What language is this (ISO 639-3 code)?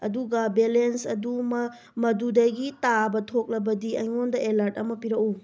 mni